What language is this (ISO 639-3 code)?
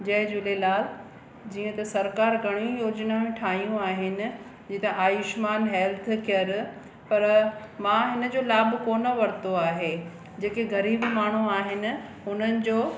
snd